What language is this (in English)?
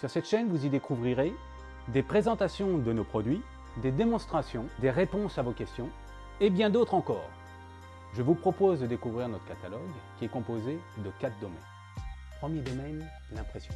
French